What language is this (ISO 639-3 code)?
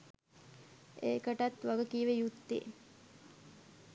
sin